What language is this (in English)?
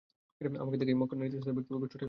Bangla